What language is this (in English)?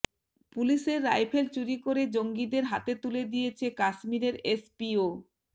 Bangla